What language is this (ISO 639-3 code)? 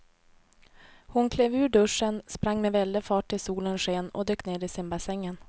swe